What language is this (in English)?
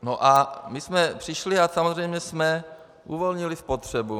Czech